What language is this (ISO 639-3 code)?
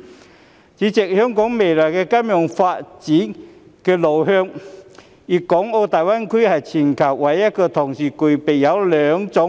yue